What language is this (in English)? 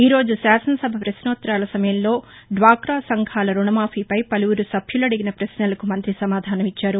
Telugu